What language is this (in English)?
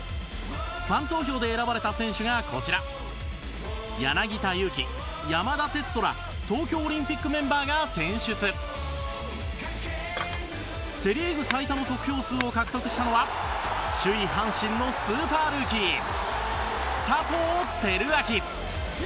Japanese